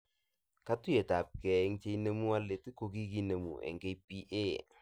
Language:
Kalenjin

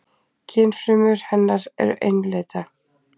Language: Icelandic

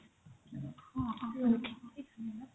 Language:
Odia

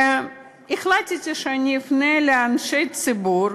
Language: Hebrew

